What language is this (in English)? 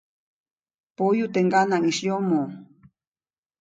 Copainalá Zoque